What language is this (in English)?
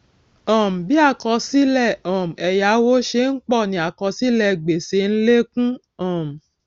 Yoruba